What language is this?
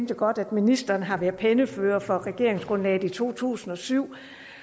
Danish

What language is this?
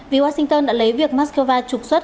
Vietnamese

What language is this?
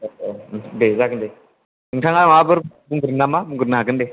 Bodo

